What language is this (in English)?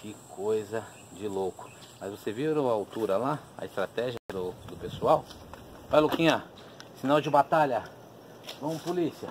Portuguese